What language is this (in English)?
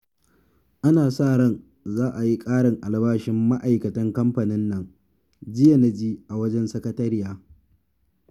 Hausa